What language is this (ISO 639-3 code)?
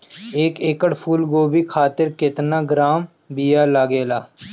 bho